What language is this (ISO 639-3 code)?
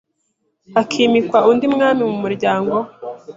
kin